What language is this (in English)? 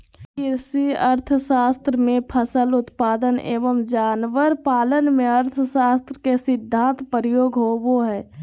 Magahi